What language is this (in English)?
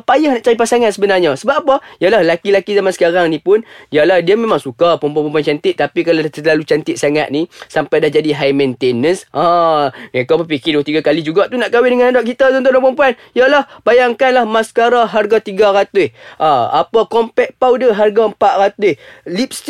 Malay